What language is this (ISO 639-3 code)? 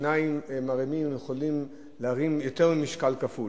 heb